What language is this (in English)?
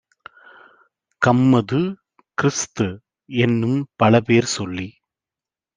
Tamil